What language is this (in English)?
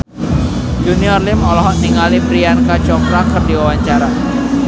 Sundanese